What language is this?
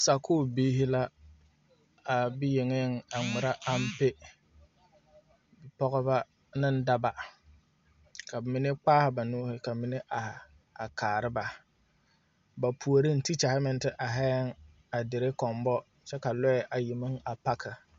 Southern Dagaare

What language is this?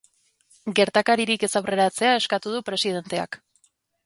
Basque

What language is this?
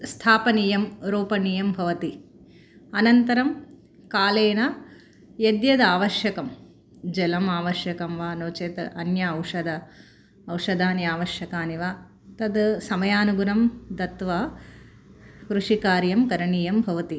Sanskrit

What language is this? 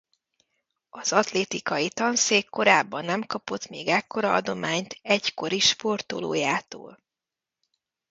Hungarian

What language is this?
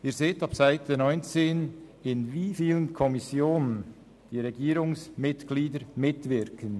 Swiss German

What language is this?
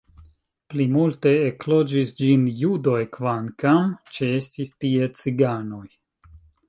Esperanto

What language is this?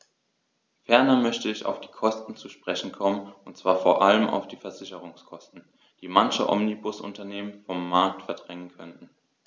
German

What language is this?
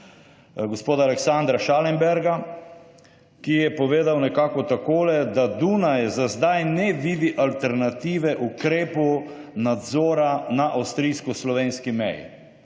Slovenian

